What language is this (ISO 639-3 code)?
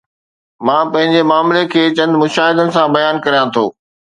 snd